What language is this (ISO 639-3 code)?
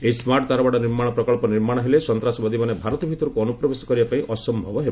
ori